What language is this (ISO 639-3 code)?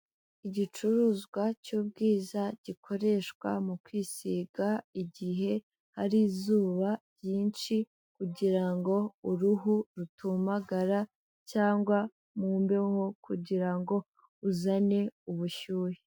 kin